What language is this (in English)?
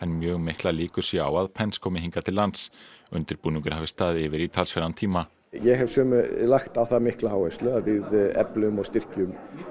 Icelandic